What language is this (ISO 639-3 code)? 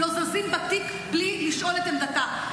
heb